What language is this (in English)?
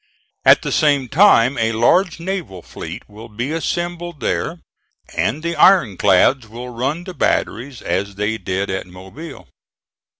English